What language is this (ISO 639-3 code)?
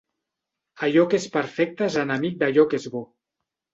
cat